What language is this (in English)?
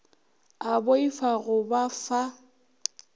Northern Sotho